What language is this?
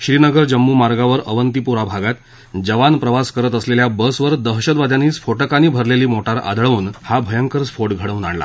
Marathi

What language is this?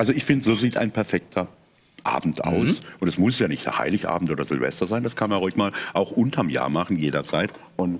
German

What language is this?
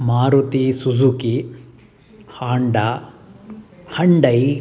Sanskrit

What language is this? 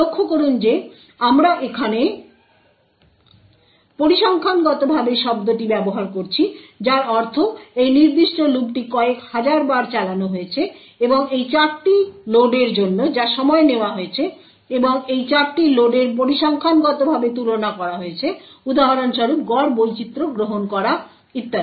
Bangla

